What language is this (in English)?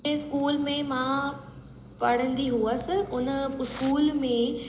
Sindhi